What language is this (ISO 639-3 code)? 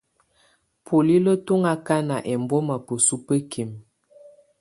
tvu